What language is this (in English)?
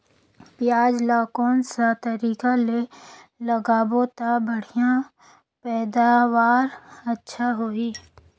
Chhattisgarhi